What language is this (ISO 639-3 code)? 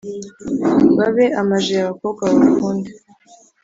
kin